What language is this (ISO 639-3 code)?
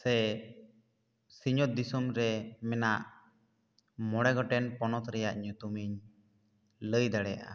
sat